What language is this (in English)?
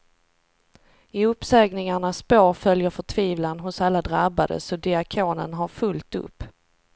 Swedish